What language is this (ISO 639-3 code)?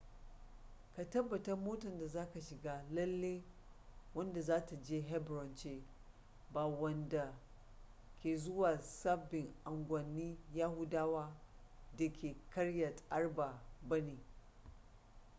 hau